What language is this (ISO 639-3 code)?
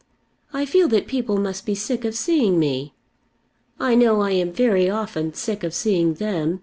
eng